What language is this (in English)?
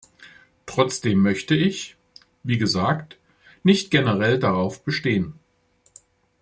German